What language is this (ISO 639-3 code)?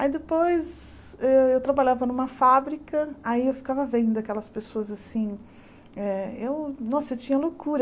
por